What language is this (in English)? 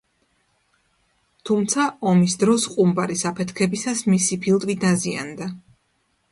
Georgian